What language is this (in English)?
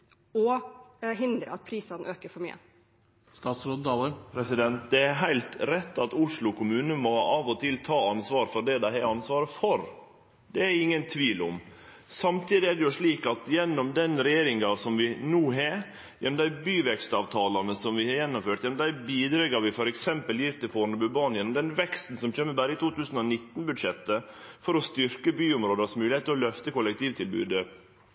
Norwegian